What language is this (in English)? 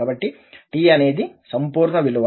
Telugu